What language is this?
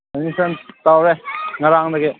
Manipuri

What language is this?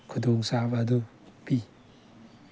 Manipuri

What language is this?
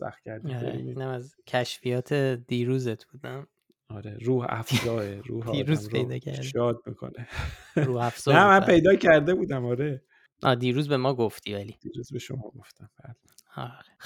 Persian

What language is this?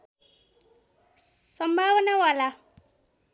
Nepali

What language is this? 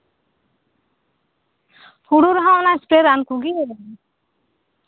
Santali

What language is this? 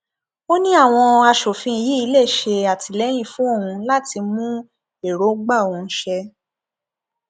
Yoruba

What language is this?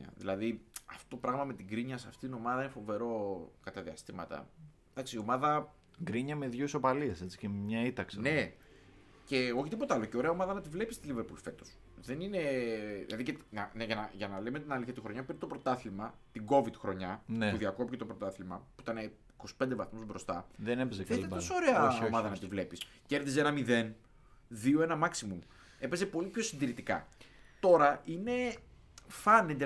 Greek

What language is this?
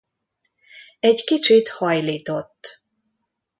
Hungarian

